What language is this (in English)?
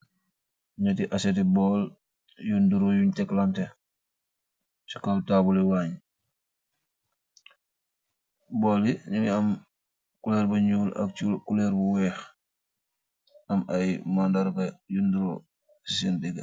Wolof